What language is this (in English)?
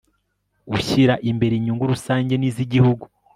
Kinyarwanda